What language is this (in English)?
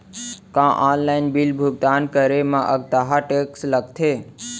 Chhattisgarhi